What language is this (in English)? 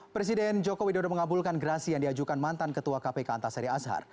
Indonesian